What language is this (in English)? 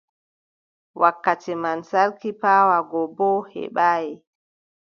Adamawa Fulfulde